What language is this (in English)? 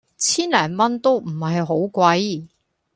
Cantonese